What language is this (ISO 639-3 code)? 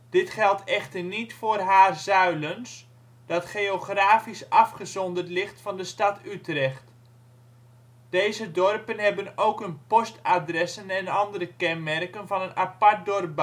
nld